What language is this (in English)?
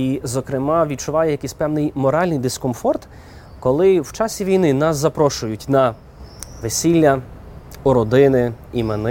Ukrainian